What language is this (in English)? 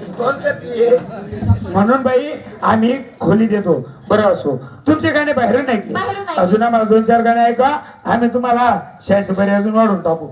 Hindi